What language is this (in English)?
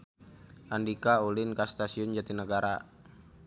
Sundanese